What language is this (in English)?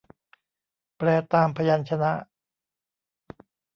Thai